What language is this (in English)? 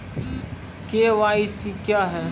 Maithili